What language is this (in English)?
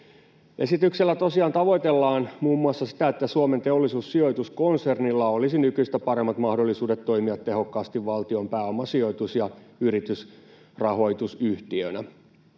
Finnish